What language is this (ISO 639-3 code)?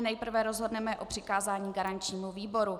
ces